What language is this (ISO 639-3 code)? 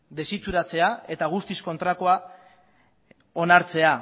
eus